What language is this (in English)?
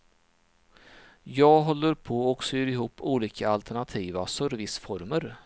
Swedish